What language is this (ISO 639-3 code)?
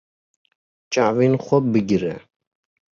kur